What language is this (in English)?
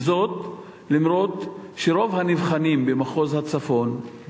Hebrew